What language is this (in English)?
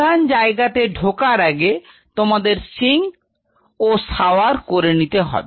Bangla